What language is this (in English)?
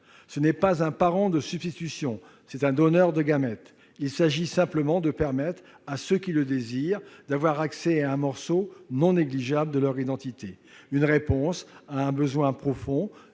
French